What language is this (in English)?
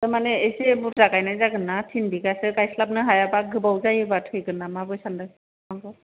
Bodo